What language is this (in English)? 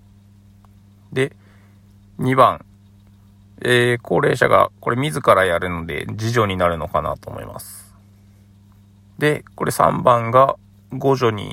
Japanese